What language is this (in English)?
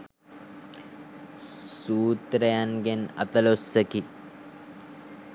Sinhala